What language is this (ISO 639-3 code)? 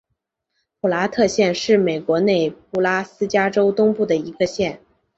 zho